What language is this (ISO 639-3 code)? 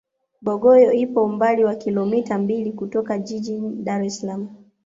swa